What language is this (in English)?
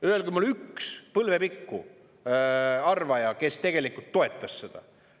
Estonian